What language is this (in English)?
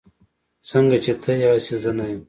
Pashto